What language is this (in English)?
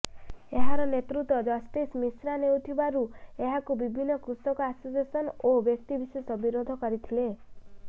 Odia